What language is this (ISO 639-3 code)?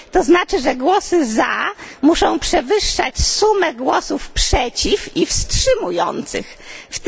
pol